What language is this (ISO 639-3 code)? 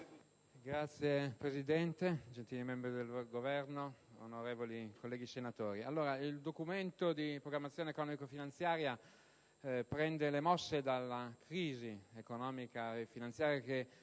ita